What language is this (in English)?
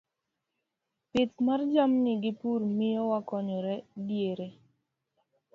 Luo (Kenya and Tanzania)